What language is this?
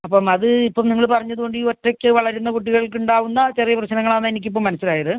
Malayalam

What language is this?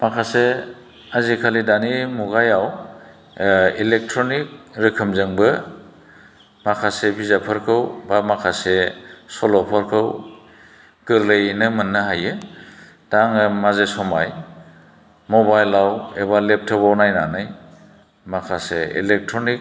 Bodo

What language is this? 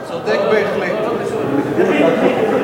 Hebrew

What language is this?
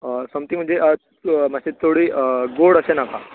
Konkani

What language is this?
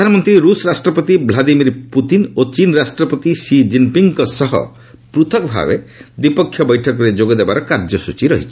Odia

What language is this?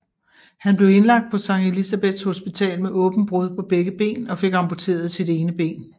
Danish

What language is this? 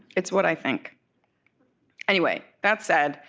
English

